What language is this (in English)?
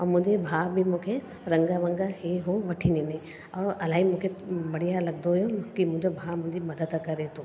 Sindhi